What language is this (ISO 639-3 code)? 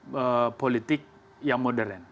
ind